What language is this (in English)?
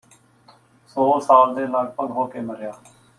Punjabi